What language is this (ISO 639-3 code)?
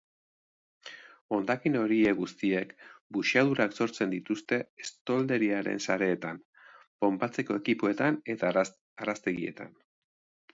eus